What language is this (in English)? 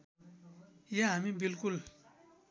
Nepali